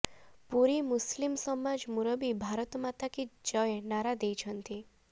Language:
Odia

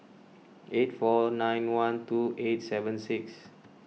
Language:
English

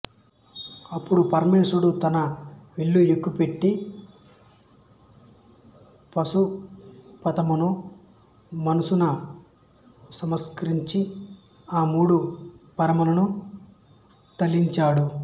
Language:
Telugu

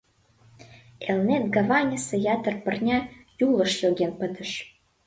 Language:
Mari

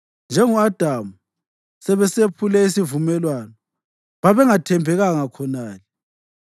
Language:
North Ndebele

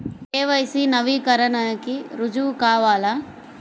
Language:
Telugu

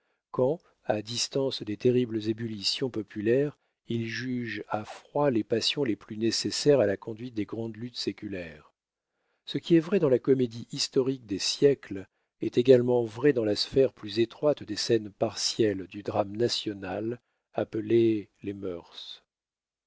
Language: French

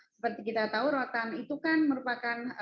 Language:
Indonesian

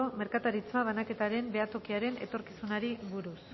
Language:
Basque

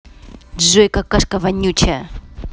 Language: Russian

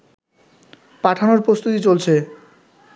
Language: Bangla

